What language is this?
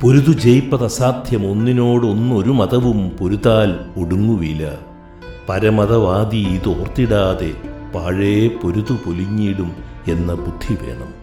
Malayalam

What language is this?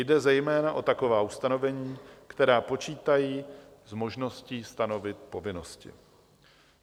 Czech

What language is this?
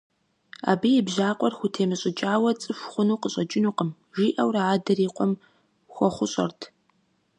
Kabardian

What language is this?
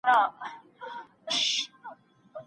Pashto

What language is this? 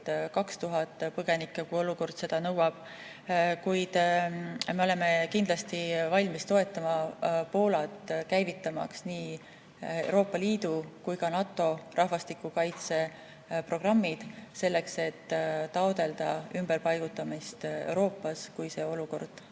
Estonian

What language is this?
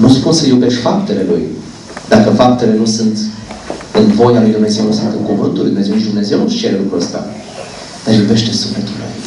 Romanian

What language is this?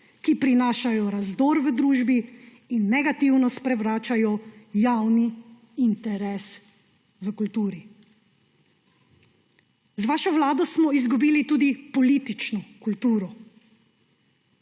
Slovenian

